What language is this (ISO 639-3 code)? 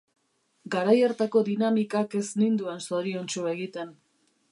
eus